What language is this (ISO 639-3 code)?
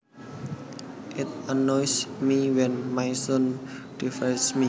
jav